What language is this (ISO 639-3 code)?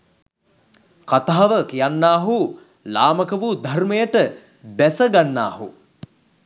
sin